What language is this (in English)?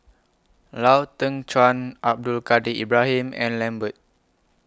English